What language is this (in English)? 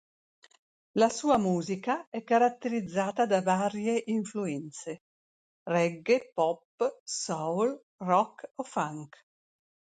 Italian